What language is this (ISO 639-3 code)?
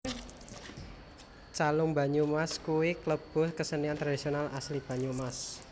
jav